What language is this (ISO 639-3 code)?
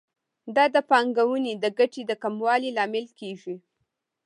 pus